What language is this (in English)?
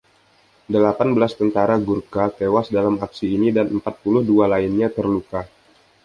Indonesian